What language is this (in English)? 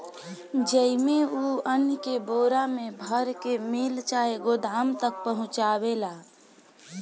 Bhojpuri